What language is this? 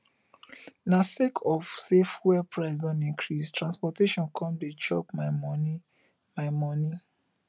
Nigerian Pidgin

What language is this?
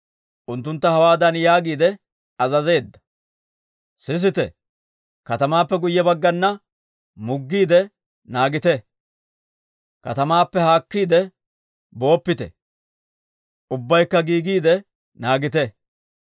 Dawro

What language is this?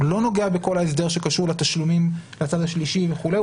Hebrew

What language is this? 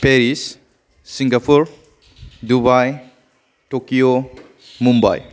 Bodo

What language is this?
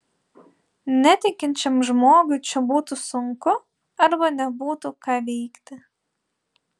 Lithuanian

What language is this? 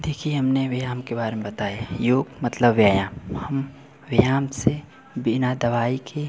Hindi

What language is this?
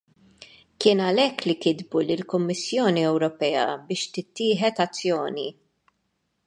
Maltese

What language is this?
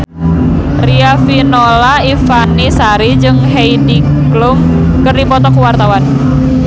Sundanese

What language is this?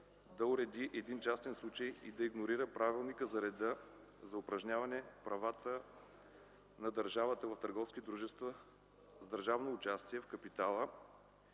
Bulgarian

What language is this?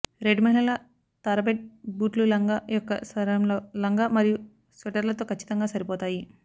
Telugu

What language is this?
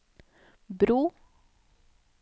Norwegian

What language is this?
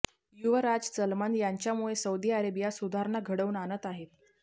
Marathi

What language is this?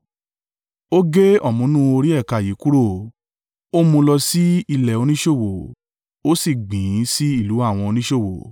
Yoruba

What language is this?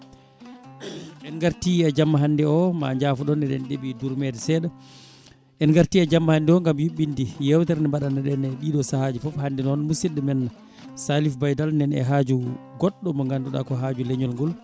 Fula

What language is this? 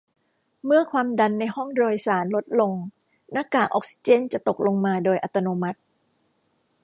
Thai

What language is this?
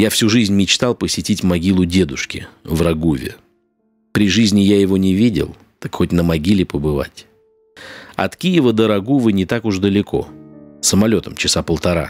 Russian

